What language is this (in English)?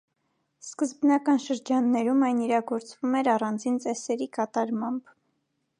Armenian